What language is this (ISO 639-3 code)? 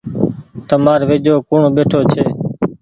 gig